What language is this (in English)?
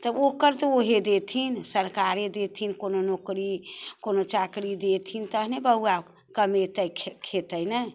Maithili